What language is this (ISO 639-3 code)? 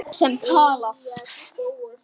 isl